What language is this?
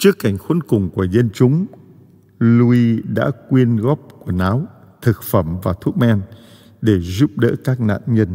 Vietnamese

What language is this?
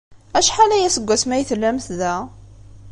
Kabyle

